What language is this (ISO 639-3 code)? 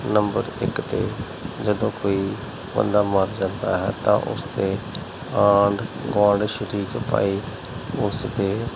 pan